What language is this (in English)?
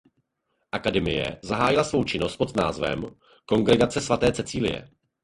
Czech